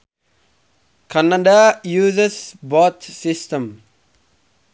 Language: Sundanese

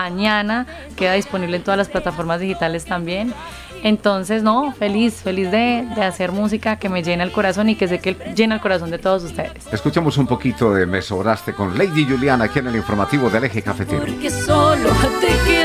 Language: Spanish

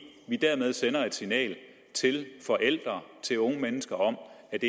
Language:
Danish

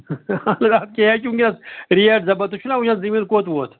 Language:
Kashmiri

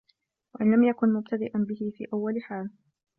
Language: Arabic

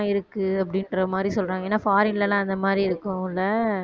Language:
Tamil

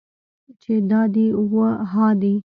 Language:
Pashto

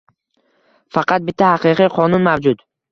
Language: Uzbek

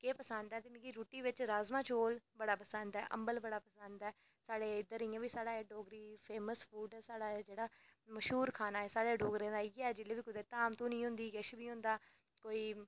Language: Dogri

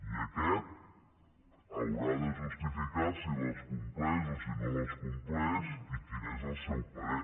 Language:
Catalan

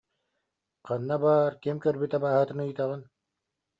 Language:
Yakut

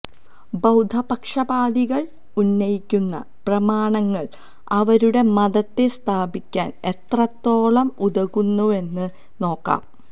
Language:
Malayalam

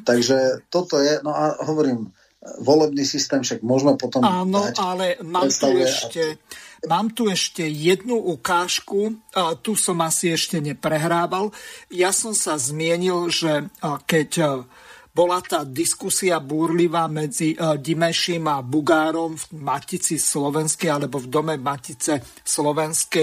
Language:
Slovak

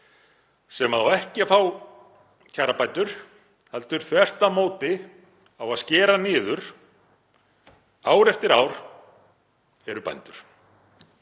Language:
Icelandic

